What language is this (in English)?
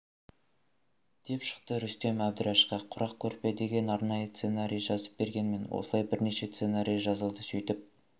Kazakh